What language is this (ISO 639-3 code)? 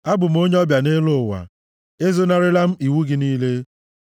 ibo